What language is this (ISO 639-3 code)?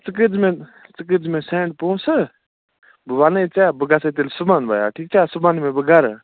kas